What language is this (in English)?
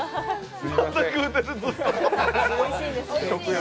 Japanese